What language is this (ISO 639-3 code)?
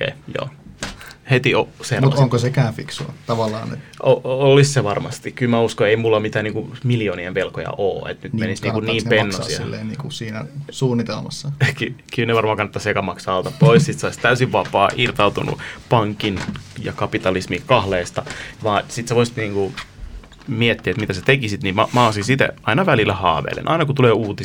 fin